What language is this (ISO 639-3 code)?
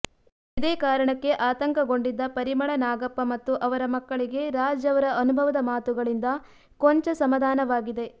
kan